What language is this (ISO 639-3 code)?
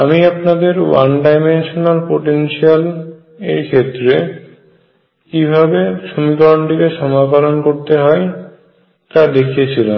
ben